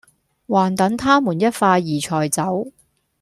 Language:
Cantonese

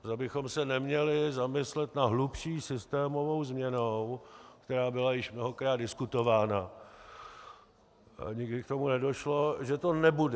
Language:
Czech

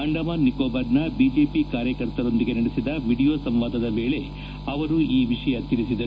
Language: Kannada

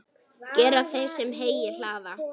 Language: Icelandic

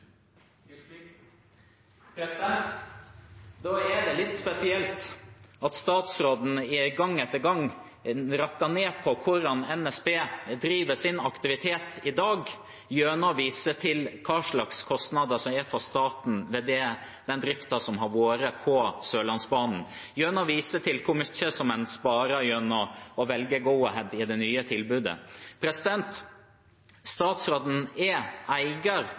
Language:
Norwegian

